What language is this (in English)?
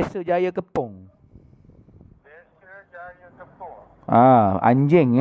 Malay